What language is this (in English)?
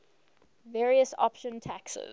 English